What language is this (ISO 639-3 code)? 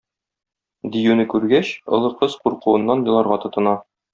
tat